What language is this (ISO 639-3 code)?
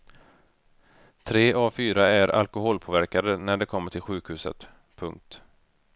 swe